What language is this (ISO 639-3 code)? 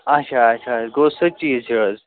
kas